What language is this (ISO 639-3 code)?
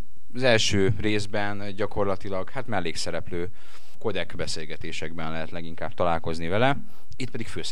hun